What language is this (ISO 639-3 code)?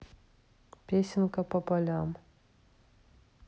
rus